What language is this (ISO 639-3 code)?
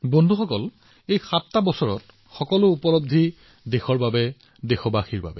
asm